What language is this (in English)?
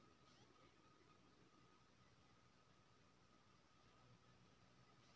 Maithili